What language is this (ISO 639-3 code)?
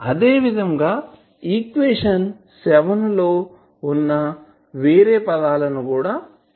tel